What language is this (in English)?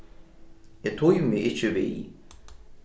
Faroese